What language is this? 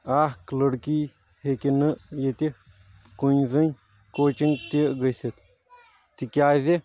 Kashmiri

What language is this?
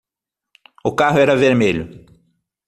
Portuguese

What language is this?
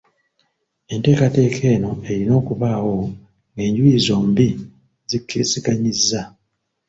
Ganda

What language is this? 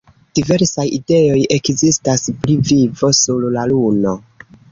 Esperanto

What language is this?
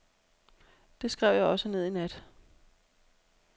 Danish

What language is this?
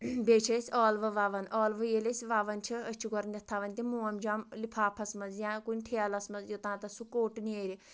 Kashmiri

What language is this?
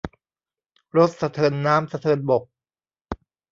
Thai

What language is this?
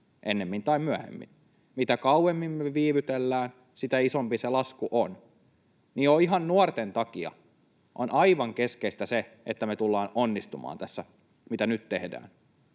Finnish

